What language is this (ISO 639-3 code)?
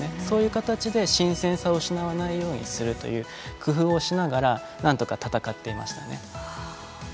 jpn